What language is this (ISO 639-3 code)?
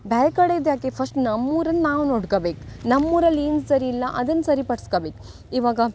kan